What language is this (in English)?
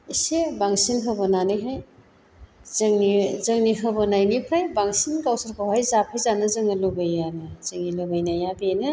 Bodo